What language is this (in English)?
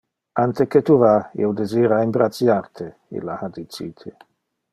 Interlingua